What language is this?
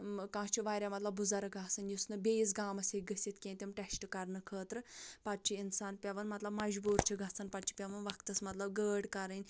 Kashmiri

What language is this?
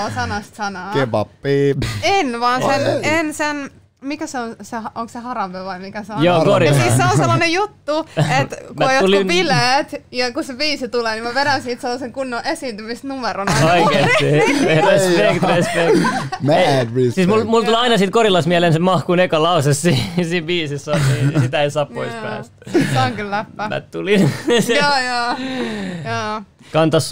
Finnish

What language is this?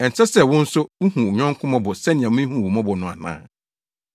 Akan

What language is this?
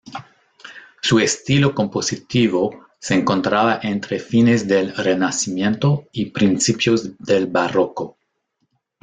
Spanish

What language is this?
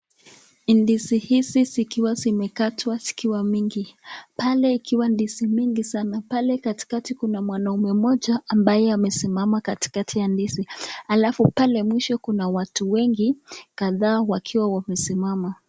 Swahili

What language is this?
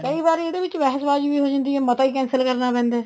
Punjabi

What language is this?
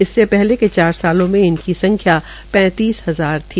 Hindi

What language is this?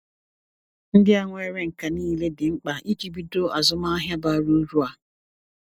Igbo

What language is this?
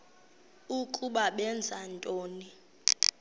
Xhosa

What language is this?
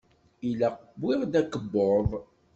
Kabyle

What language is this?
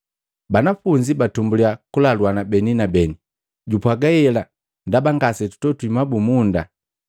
Matengo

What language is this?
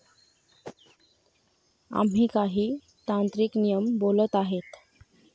Marathi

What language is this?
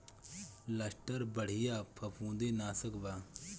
Bhojpuri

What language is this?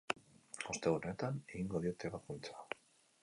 Basque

